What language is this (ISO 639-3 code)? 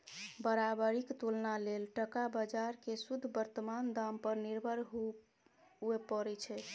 mai